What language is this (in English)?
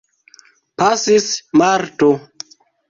Esperanto